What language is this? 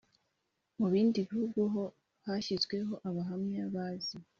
Kinyarwanda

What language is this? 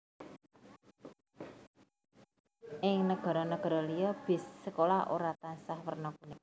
Javanese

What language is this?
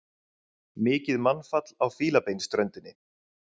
Icelandic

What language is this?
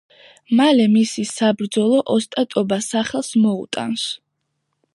Georgian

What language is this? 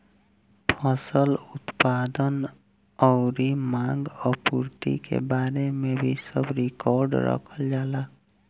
Bhojpuri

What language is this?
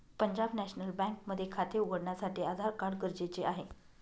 Marathi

